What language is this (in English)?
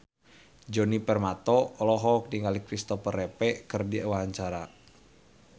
Sundanese